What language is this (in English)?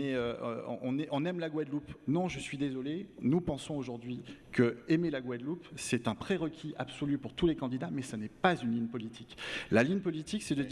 French